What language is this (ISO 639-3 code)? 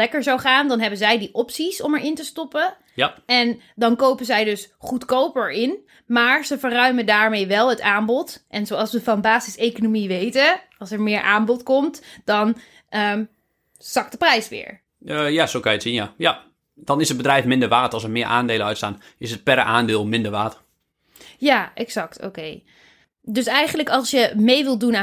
nld